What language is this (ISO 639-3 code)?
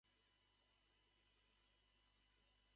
jpn